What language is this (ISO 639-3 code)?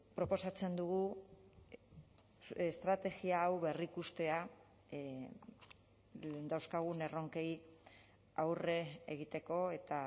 eus